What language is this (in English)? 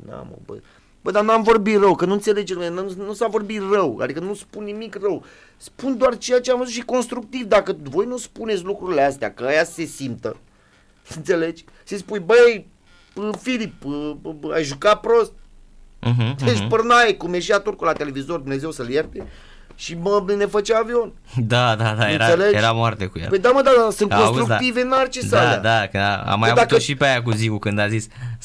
Romanian